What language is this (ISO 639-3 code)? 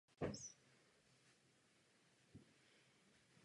ces